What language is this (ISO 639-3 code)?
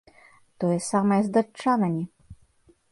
bel